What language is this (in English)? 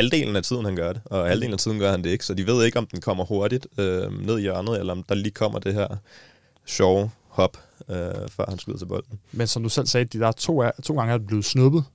Danish